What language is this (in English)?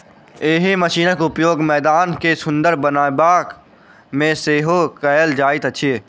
Maithili